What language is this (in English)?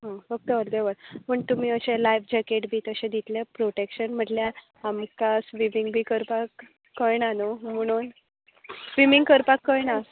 Konkani